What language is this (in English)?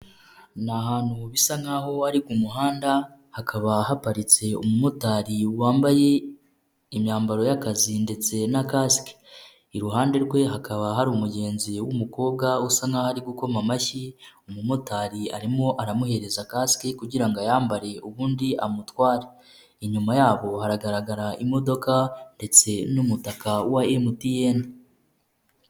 Kinyarwanda